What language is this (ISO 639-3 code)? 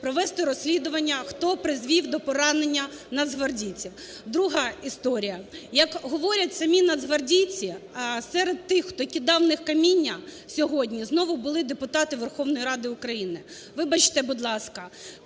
ukr